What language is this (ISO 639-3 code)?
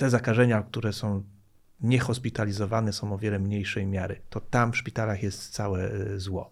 pol